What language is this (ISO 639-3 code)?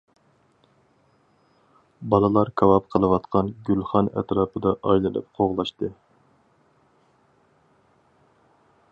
uig